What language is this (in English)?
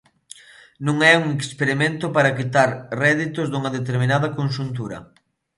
Galician